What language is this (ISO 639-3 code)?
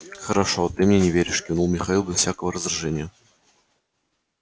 rus